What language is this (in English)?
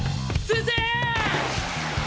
Japanese